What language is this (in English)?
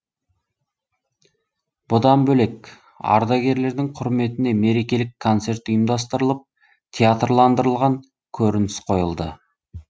Kazakh